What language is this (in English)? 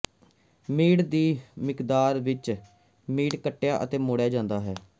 Punjabi